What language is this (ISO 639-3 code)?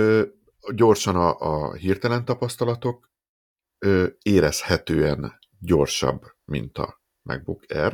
hun